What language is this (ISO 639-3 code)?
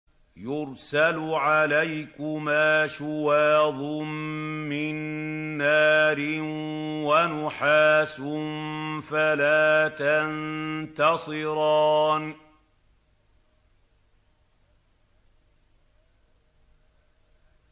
ara